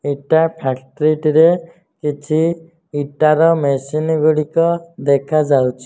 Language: Odia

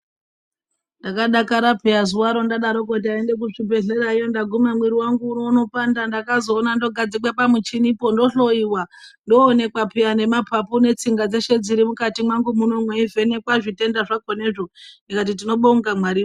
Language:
Ndau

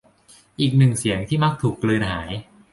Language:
Thai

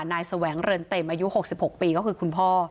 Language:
Thai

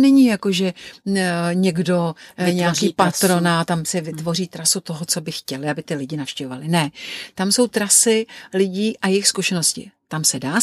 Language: Czech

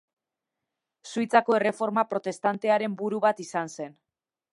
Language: Basque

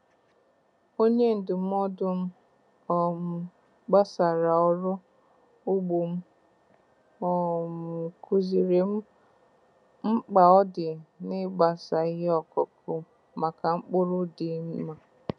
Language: Igbo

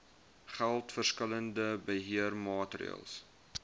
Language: Afrikaans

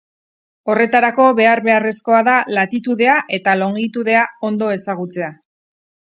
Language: Basque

